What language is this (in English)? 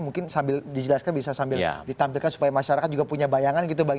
Indonesian